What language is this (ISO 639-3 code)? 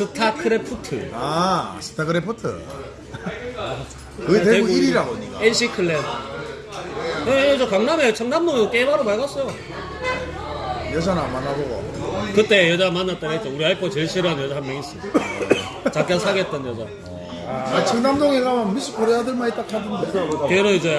kor